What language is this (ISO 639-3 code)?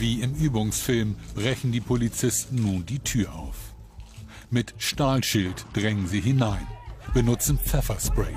deu